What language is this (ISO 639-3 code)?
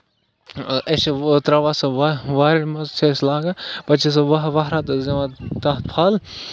kas